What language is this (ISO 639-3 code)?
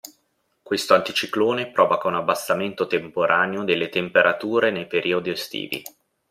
ita